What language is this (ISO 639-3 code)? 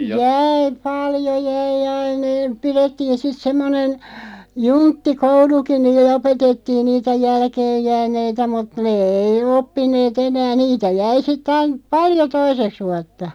fin